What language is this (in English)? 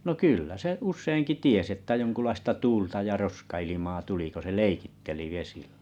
Finnish